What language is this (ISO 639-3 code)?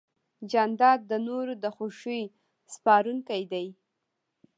pus